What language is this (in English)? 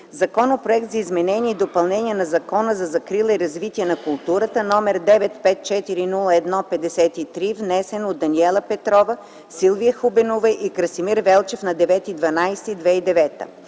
Bulgarian